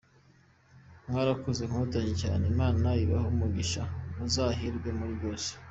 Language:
Kinyarwanda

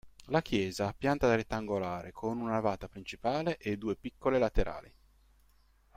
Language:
Italian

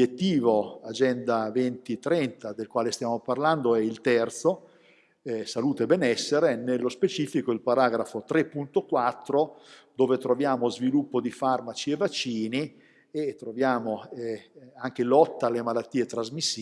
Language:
Italian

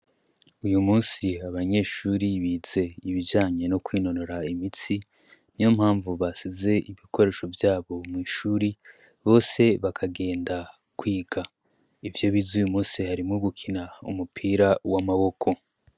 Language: Rundi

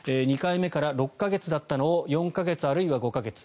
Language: Japanese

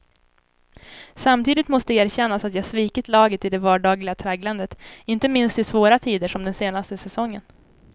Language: Swedish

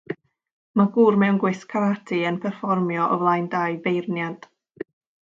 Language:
Welsh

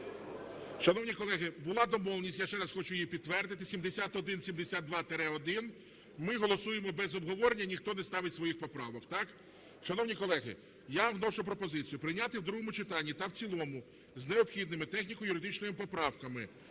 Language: Ukrainian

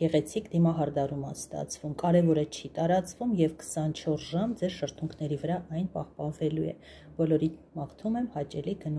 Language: Turkish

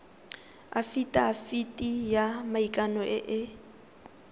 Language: Tswana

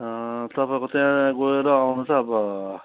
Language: Nepali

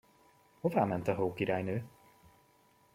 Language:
Hungarian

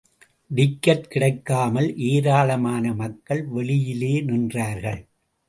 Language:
Tamil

